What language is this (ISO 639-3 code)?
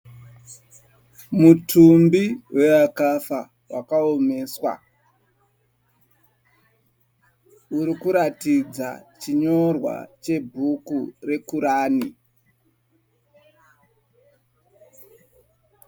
sna